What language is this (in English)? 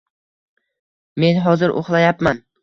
Uzbek